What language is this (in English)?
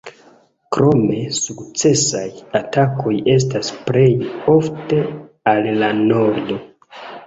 Esperanto